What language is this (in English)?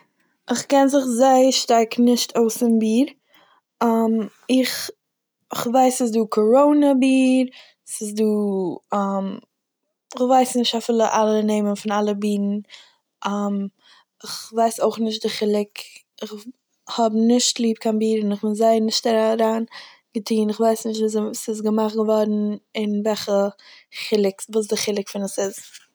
Yiddish